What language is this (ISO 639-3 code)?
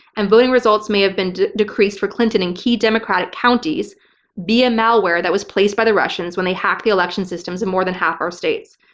eng